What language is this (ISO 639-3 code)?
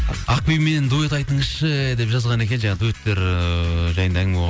kaz